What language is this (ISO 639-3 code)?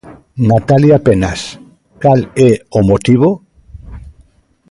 glg